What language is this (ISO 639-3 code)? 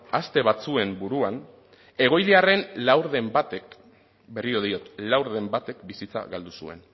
eus